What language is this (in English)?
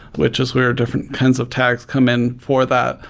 English